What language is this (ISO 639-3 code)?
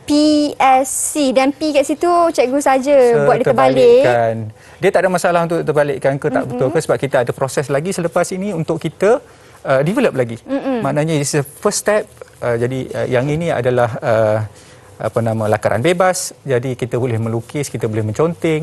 msa